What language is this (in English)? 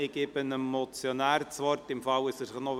Swiss German